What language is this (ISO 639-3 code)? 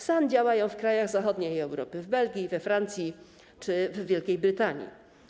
pol